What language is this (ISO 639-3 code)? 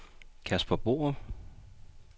dan